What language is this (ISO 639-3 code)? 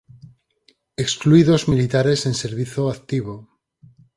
glg